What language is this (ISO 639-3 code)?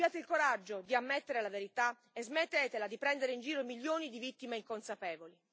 ita